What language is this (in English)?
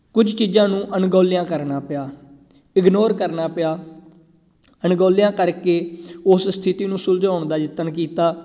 Punjabi